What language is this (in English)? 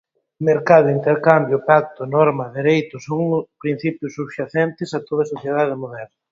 Galician